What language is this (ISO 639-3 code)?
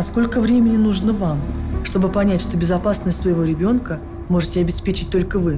rus